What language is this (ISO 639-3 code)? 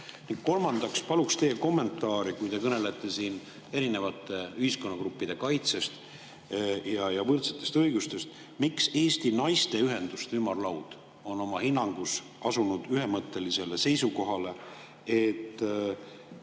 est